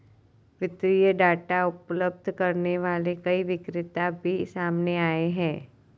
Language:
Hindi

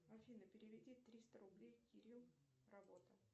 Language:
Russian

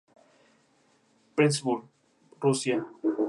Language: Spanish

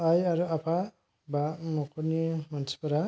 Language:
Bodo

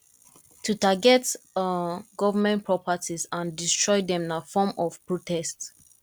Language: Nigerian Pidgin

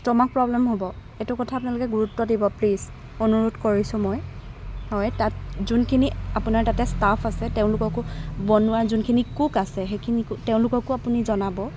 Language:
Assamese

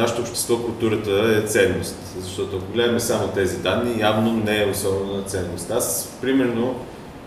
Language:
Bulgarian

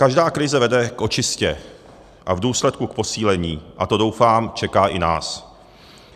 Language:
Czech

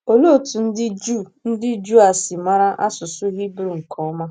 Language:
Igbo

